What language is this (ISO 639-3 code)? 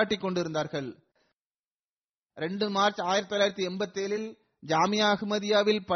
tam